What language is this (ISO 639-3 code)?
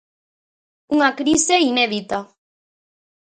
glg